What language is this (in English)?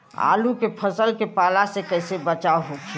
Bhojpuri